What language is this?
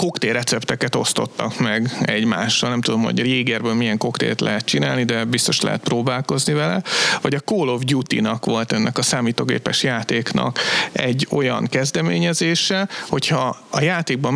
Hungarian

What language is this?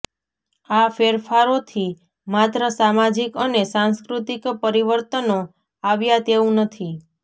Gujarati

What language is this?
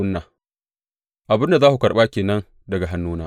Hausa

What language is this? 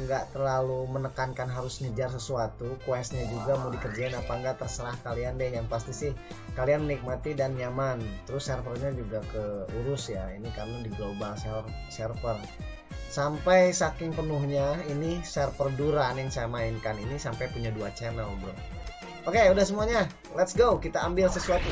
Indonesian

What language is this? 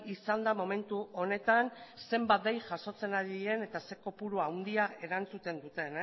Basque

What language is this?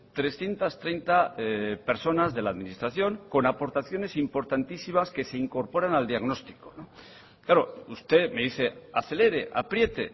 Spanish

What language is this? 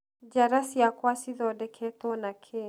Kikuyu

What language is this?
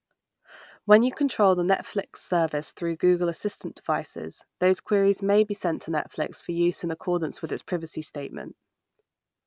English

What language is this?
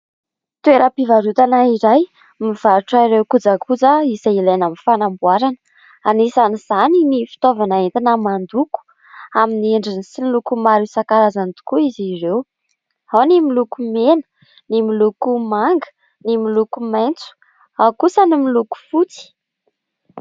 Malagasy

